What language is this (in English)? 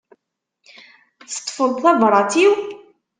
Kabyle